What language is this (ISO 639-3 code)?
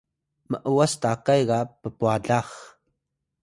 tay